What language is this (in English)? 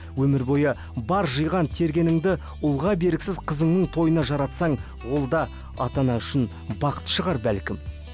Kazakh